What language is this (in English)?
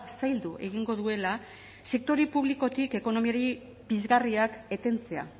Basque